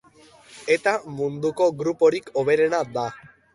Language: Basque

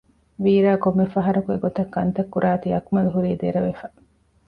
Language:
Divehi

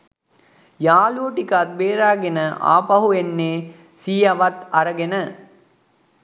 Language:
Sinhala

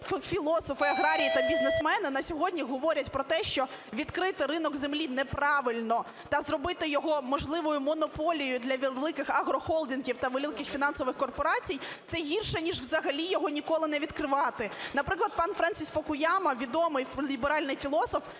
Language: Ukrainian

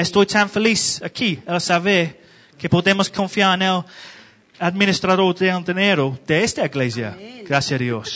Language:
Spanish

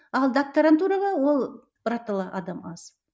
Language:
Kazakh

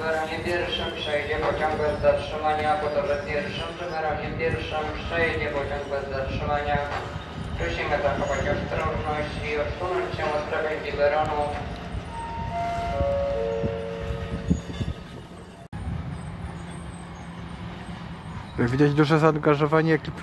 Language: Polish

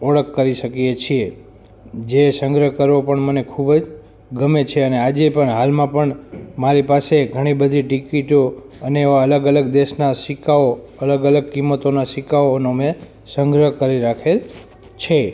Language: Gujarati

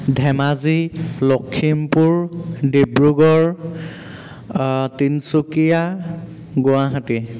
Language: Assamese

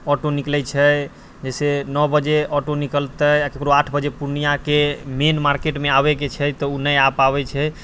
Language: Maithili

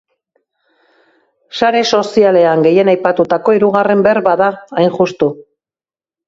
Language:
Basque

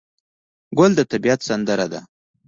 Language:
Pashto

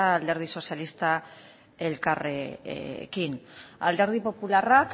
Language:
Basque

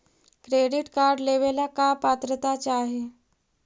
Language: Magahi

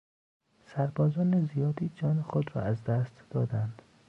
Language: Persian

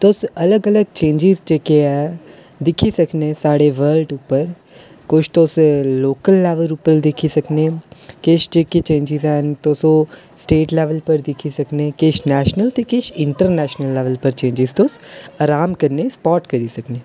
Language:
Dogri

